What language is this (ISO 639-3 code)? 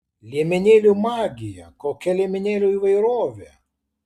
lit